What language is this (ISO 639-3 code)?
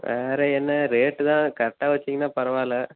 tam